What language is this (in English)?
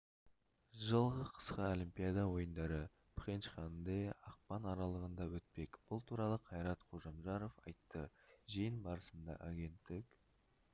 Kazakh